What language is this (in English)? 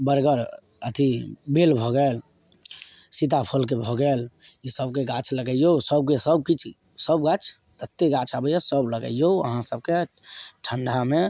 Maithili